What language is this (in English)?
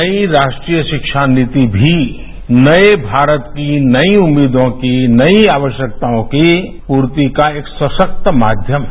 Hindi